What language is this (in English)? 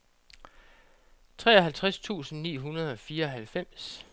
Danish